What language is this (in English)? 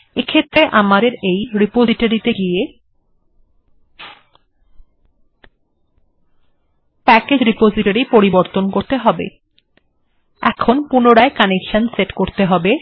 Bangla